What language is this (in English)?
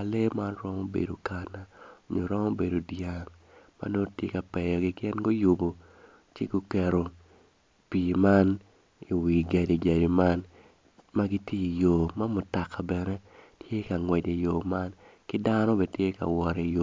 Acoli